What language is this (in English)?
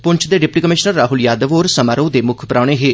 Dogri